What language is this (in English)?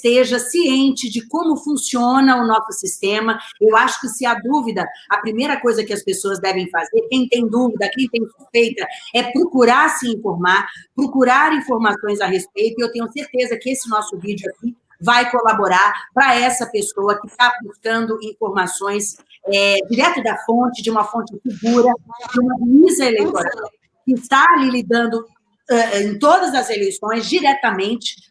Portuguese